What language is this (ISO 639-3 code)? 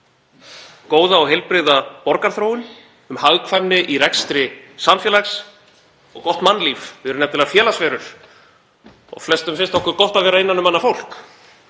isl